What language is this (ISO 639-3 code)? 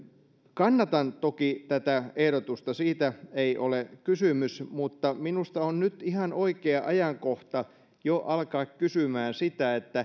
fin